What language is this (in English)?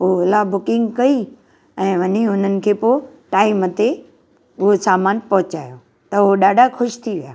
Sindhi